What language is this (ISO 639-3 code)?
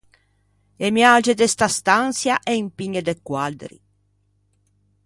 lij